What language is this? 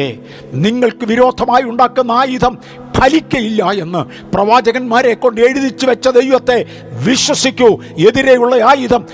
Malayalam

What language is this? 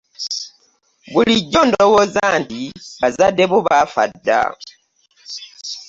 Ganda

